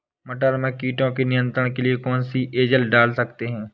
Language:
Hindi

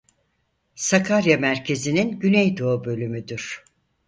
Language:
Turkish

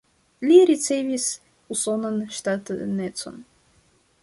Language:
Esperanto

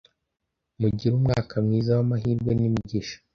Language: Kinyarwanda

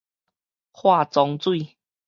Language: Min Nan Chinese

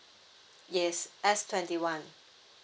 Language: English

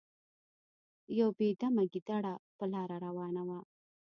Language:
Pashto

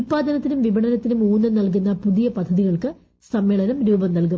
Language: Malayalam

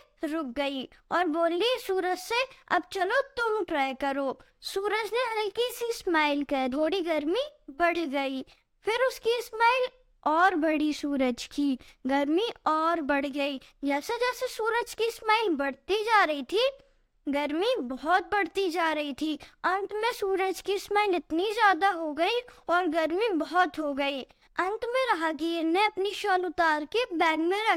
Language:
Hindi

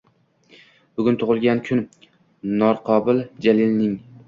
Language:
Uzbek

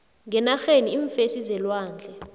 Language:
South Ndebele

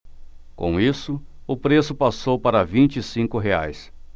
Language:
Portuguese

